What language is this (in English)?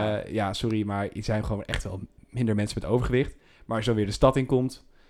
Dutch